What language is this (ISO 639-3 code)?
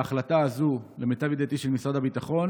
heb